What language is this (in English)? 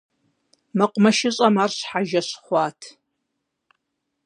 Kabardian